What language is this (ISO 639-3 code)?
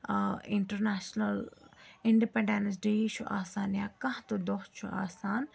kas